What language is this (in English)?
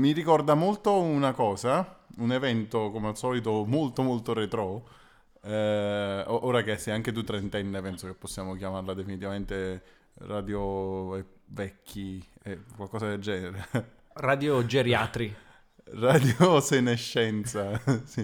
Italian